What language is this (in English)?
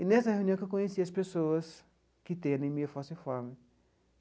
Portuguese